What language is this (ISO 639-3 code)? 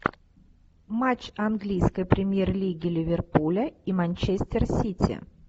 rus